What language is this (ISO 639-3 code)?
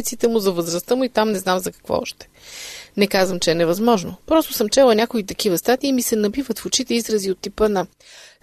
bul